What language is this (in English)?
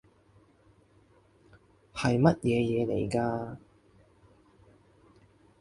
Cantonese